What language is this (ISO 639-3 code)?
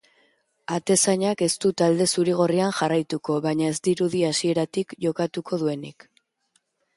eus